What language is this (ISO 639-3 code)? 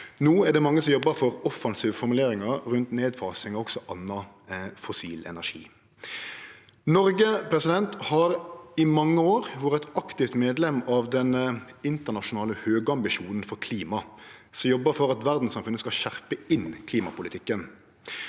nor